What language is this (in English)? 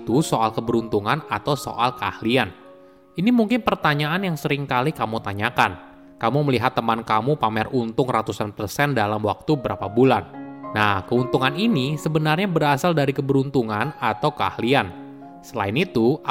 Indonesian